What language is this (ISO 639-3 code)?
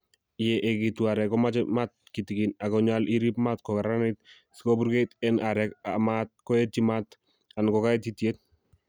kln